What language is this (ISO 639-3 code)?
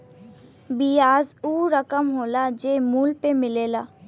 bho